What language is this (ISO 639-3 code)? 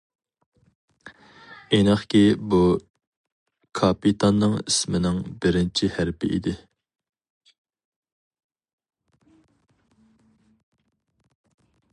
uig